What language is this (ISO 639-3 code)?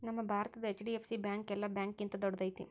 kan